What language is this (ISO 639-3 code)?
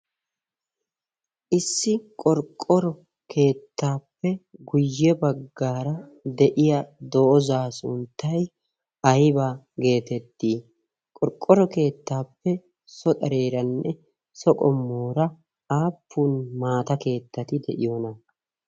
wal